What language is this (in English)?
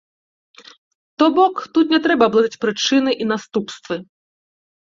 Belarusian